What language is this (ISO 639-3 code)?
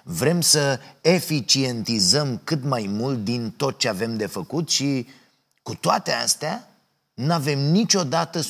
ron